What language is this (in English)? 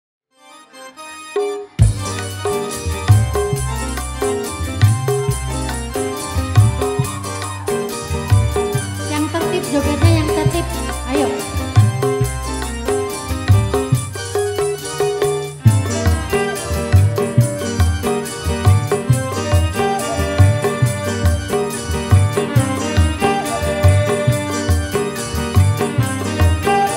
Indonesian